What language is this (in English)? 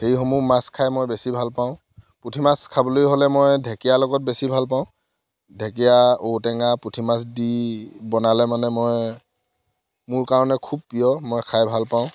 Assamese